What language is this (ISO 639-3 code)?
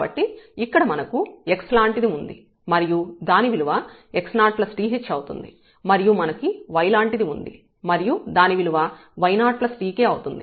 tel